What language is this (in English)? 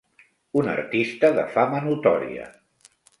Catalan